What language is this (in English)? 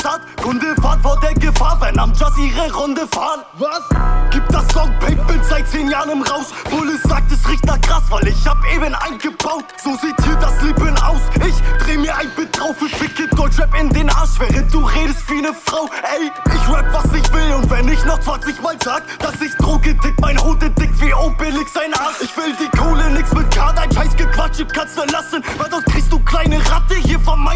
German